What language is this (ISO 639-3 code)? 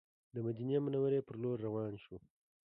pus